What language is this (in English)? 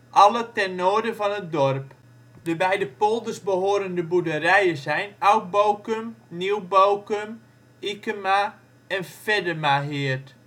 Dutch